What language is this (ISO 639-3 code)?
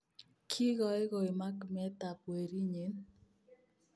kln